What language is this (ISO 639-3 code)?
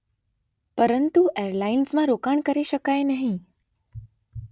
guj